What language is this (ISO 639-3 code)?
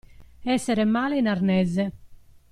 ita